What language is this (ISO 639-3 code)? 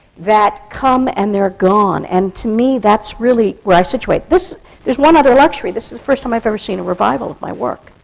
eng